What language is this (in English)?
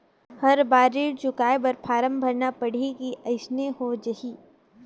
Chhattisgarhi